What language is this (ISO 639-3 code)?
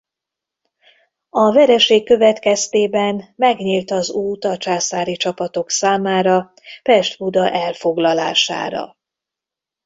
hun